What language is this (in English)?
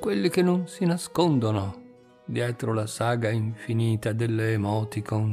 Italian